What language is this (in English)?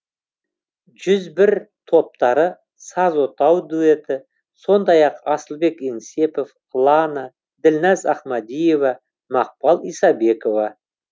Kazakh